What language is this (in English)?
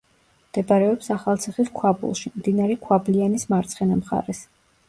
Georgian